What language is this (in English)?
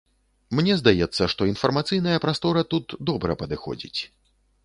Belarusian